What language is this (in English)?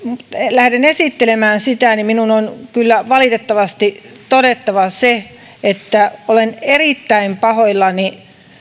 Finnish